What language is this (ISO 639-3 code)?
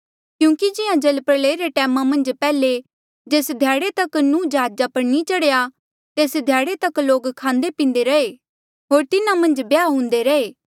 mjl